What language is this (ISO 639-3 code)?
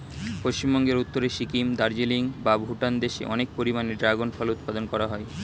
ben